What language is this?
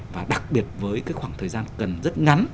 Vietnamese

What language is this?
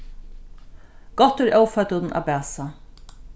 Faroese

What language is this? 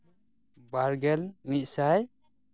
Santali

